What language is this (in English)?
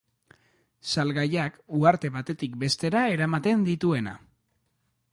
Basque